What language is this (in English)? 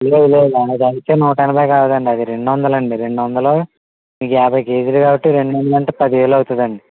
Telugu